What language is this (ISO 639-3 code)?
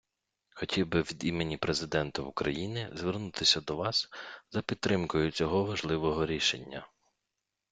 ukr